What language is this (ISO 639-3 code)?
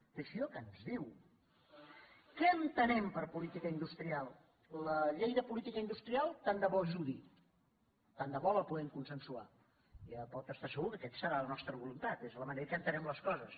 cat